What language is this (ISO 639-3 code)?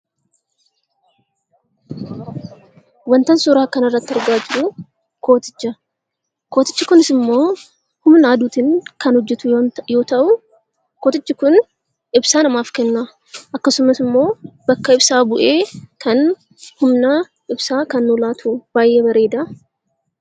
orm